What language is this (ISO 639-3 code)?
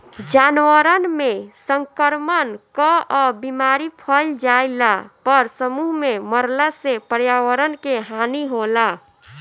bho